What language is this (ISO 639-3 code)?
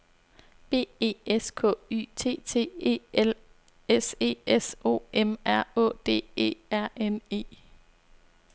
dan